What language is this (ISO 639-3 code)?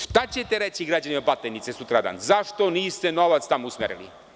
srp